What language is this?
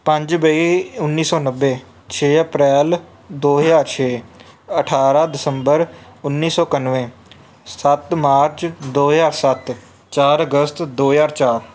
Punjabi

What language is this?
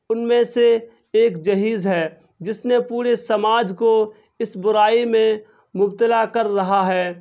Urdu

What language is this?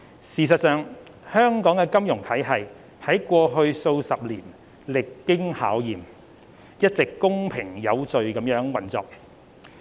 Cantonese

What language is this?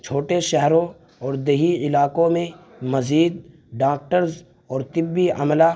Urdu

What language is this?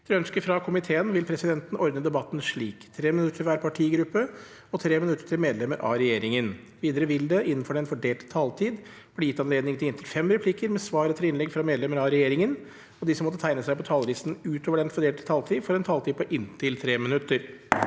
Norwegian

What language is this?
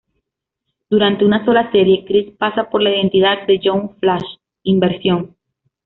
Spanish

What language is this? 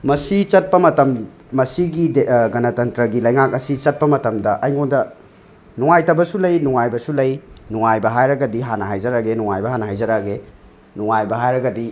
Manipuri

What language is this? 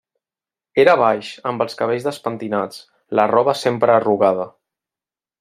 Catalan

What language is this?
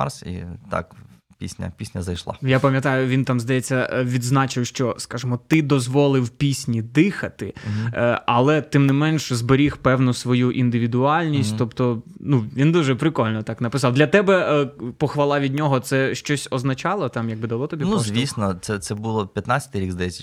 Ukrainian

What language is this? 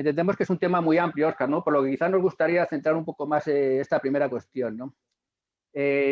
Spanish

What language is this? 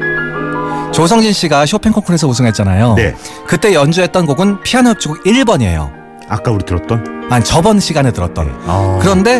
Korean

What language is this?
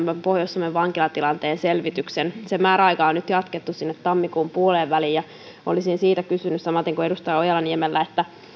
Finnish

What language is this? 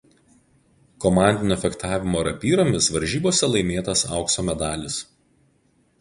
Lithuanian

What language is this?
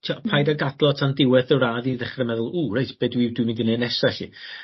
Welsh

